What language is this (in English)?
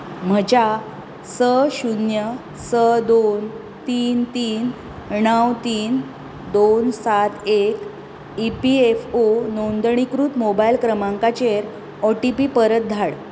Konkani